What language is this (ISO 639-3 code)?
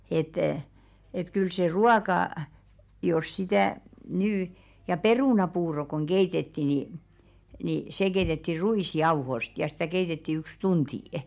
fin